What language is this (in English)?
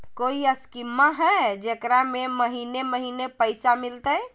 Magahi